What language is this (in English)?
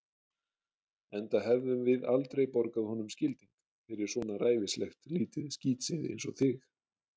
Icelandic